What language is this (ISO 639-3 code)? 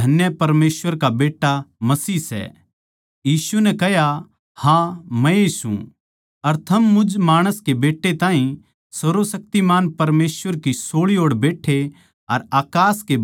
bgc